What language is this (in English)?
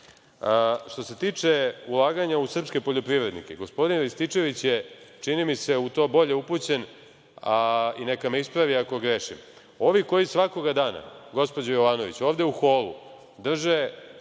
Serbian